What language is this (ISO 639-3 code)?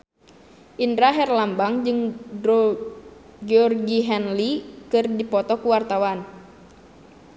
sun